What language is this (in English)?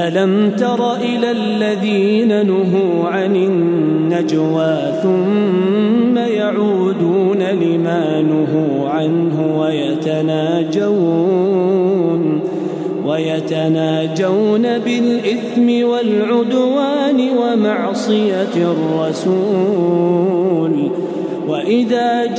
Arabic